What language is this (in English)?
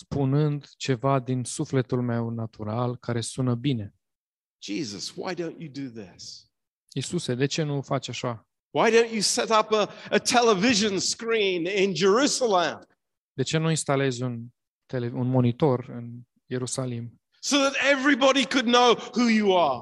Romanian